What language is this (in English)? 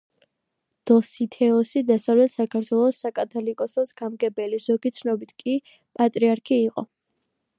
Georgian